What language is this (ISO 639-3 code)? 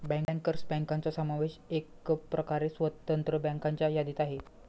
mar